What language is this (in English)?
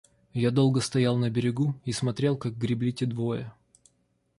Russian